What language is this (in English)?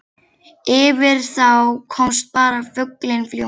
Icelandic